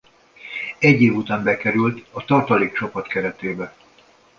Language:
Hungarian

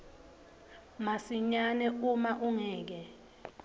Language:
Swati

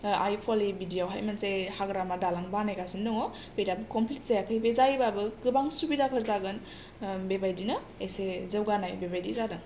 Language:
Bodo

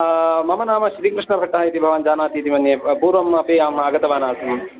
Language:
Sanskrit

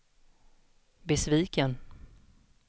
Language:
Swedish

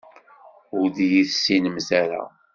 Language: Kabyle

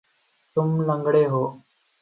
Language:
Urdu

